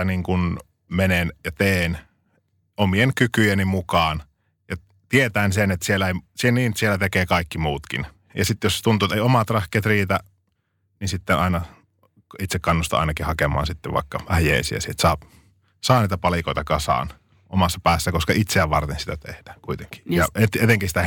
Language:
Finnish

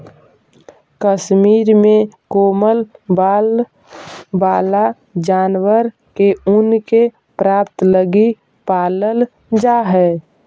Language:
Magahi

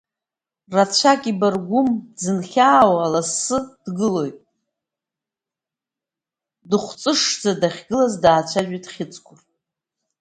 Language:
Abkhazian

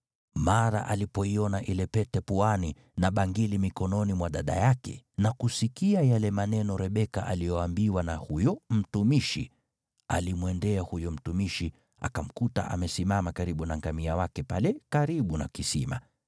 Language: Swahili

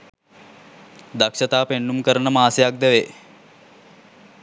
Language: Sinhala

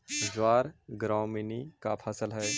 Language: Magahi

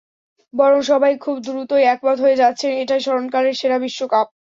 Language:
Bangla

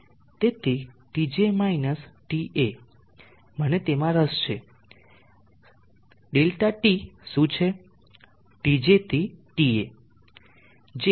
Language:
Gujarati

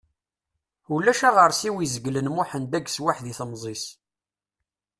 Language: Kabyle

